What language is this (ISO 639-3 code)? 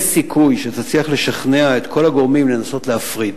heb